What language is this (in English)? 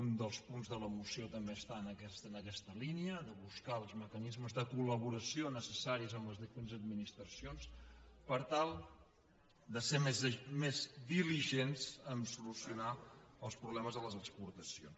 Catalan